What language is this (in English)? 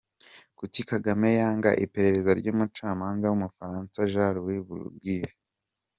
Kinyarwanda